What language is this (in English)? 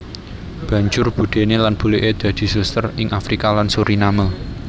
Javanese